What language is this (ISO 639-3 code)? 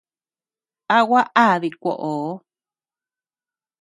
cux